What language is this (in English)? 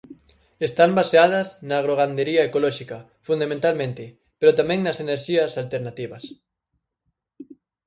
Galician